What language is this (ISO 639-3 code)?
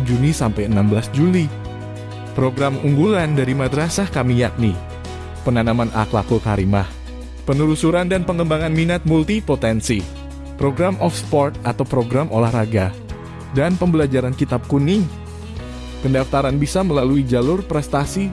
ind